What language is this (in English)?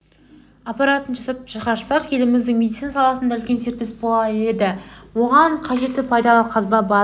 Kazakh